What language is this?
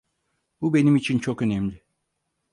Turkish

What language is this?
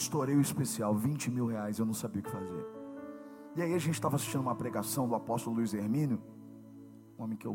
Portuguese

